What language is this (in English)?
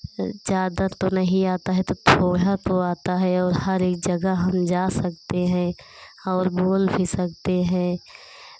Hindi